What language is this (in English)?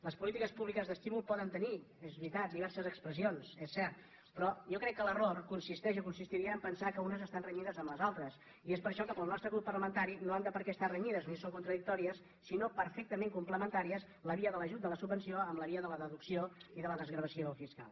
Catalan